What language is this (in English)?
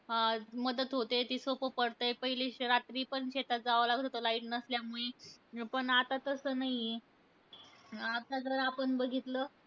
Marathi